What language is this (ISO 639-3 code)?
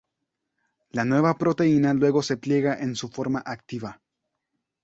spa